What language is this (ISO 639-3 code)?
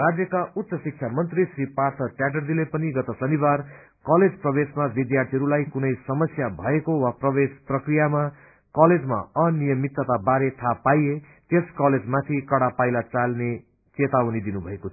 nep